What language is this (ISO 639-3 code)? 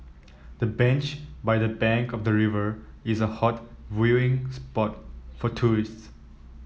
eng